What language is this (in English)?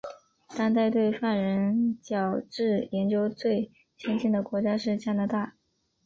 Chinese